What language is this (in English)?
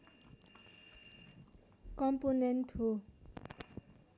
Nepali